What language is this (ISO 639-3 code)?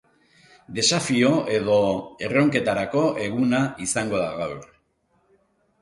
eus